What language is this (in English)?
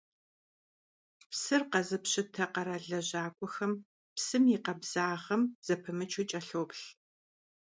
Kabardian